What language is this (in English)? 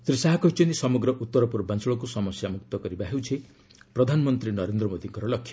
Odia